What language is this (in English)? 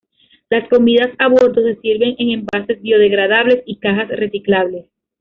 Spanish